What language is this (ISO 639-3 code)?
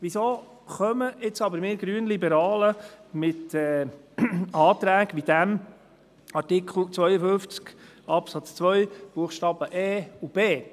gsw